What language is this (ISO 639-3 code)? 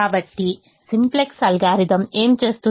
tel